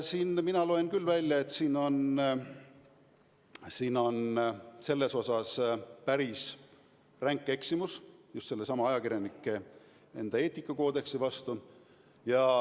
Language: Estonian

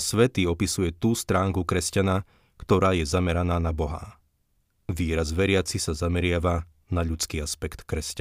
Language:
Slovak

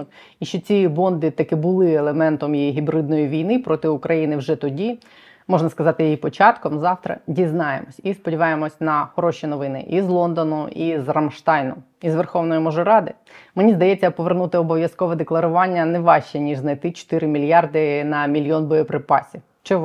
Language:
Ukrainian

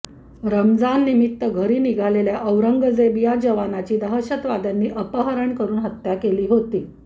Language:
Marathi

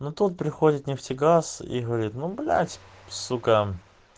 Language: Russian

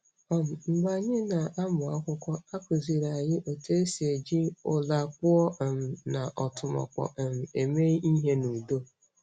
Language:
Igbo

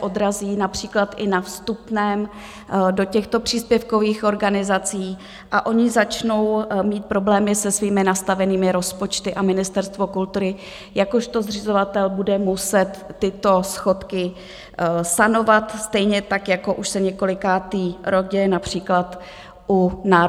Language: Czech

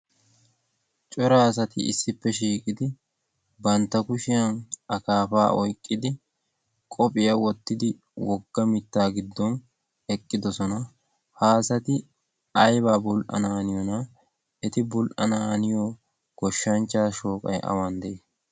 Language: Wolaytta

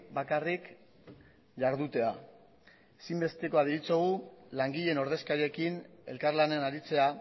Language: Basque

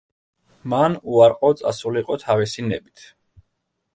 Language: Georgian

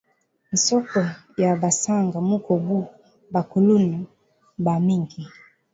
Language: Swahili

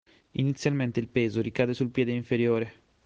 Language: Italian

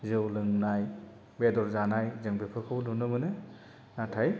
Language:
Bodo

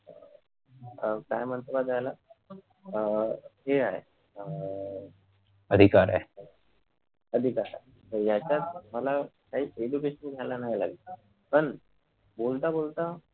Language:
Marathi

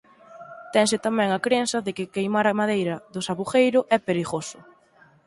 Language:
Galician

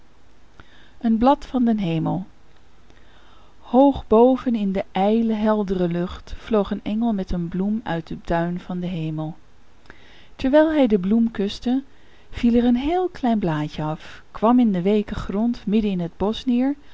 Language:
Dutch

